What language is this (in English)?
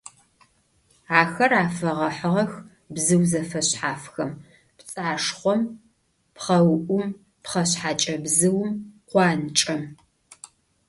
Adyghe